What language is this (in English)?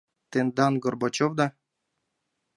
Mari